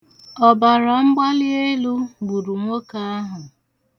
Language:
Igbo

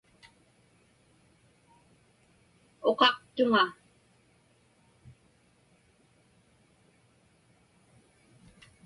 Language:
Inupiaq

